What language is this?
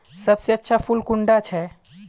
Magahi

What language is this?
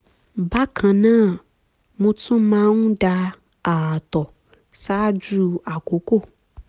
Yoruba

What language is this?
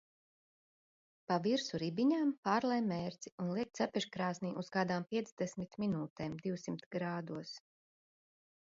Latvian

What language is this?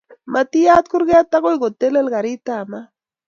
Kalenjin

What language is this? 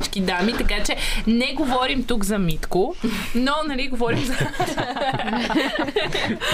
Bulgarian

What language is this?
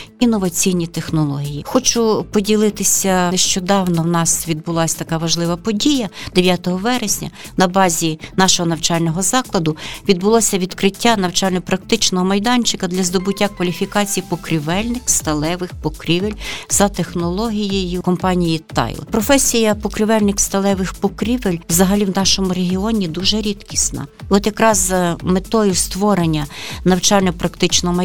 Ukrainian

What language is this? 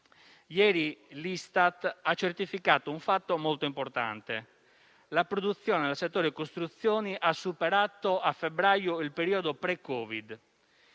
Italian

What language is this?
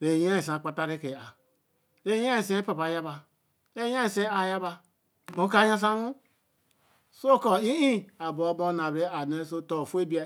Eleme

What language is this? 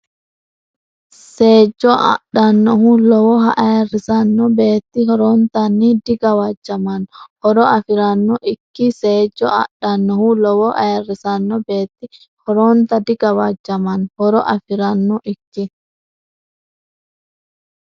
Sidamo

